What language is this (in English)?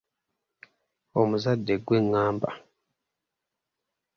Ganda